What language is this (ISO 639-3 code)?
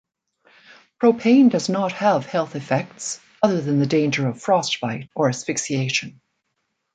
eng